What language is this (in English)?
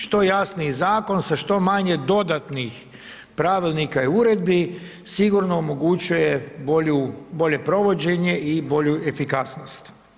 Croatian